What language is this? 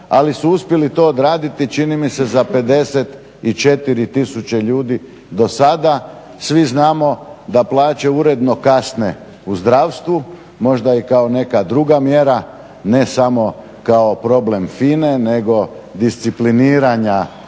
Croatian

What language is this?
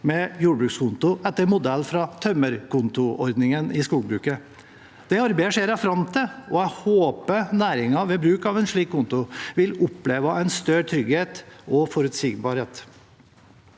Norwegian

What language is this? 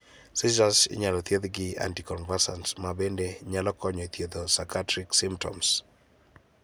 Luo (Kenya and Tanzania)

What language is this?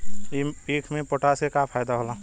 Bhojpuri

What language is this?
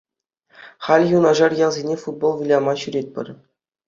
Chuvash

